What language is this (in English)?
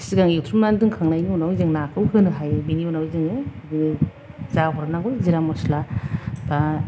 Bodo